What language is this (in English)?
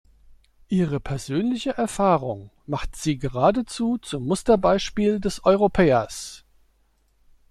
German